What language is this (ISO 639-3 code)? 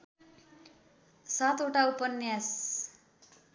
nep